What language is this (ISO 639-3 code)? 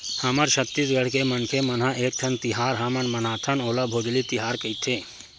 hne